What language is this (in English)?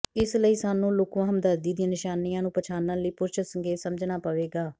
Punjabi